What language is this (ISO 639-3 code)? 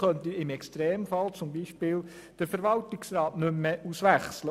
gsw